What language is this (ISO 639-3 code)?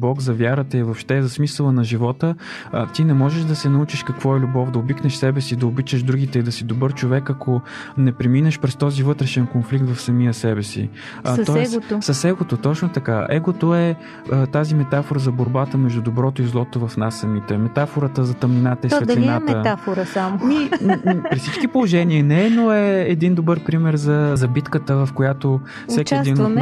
bul